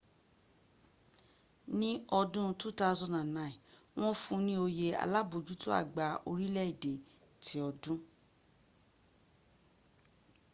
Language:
Yoruba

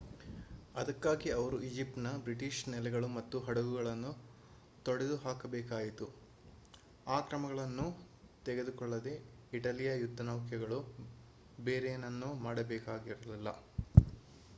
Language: Kannada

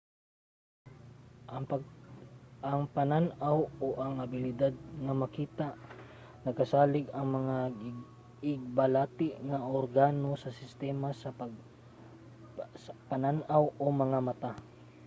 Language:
Cebuano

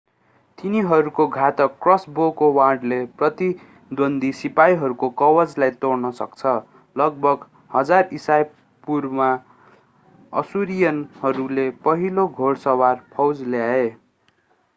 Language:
Nepali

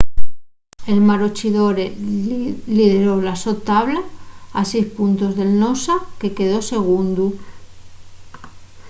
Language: Asturian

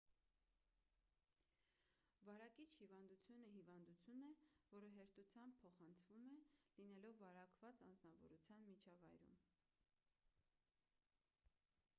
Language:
Armenian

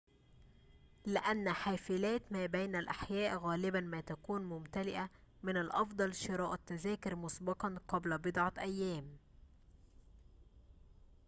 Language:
Arabic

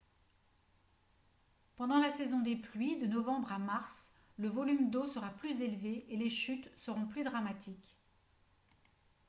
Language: French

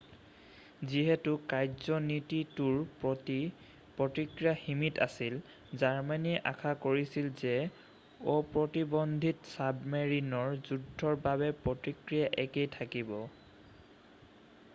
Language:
Assamese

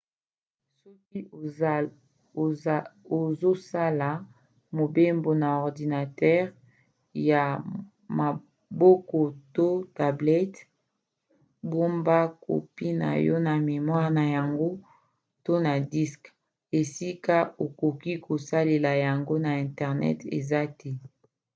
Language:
Lingala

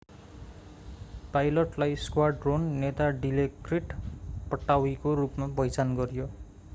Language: Nepali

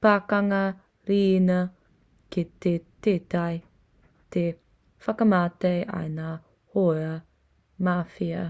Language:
Māori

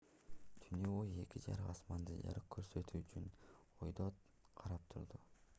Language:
Kyrgyz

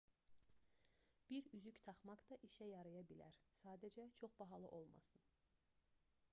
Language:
Azerbaijani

